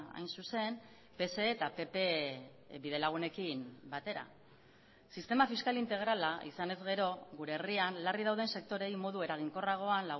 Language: Basque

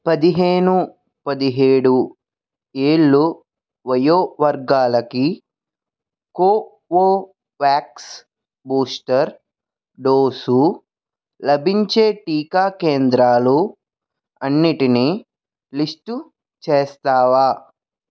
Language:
Telugu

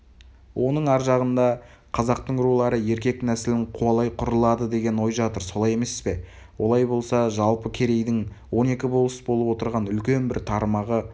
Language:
Kazakh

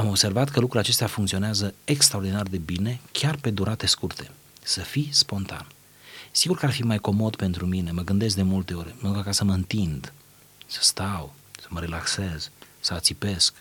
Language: Romanian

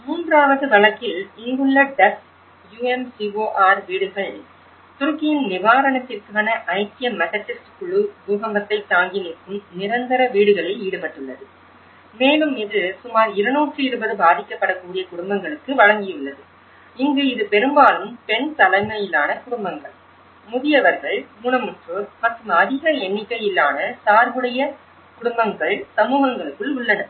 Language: Tamil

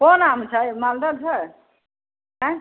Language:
Maithili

